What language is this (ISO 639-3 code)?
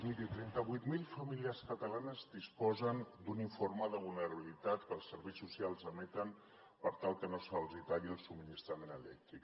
cat